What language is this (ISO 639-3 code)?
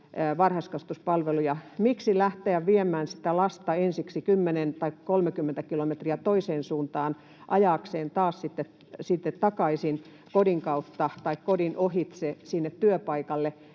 fin